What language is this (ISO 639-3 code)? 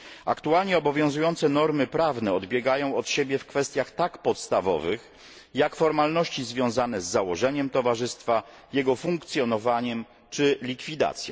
pol